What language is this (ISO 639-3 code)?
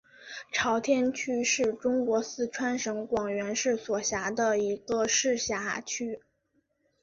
zho